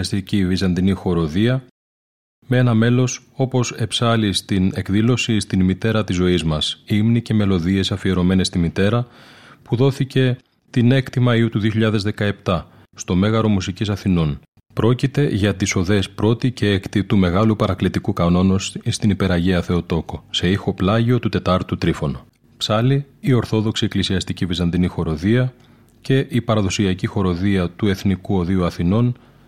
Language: Greek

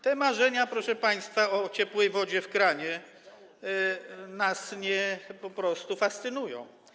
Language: Polish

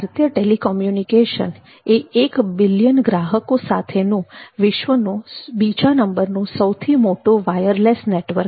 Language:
Gujarati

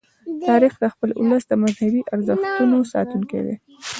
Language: Pashto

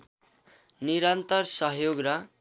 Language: Nepali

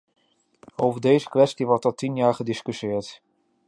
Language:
Dutch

